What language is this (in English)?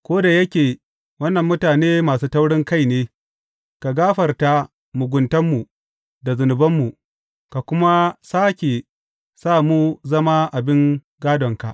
Hausa